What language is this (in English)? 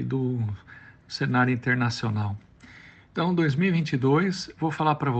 Portuguese